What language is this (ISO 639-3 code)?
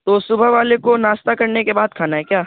urd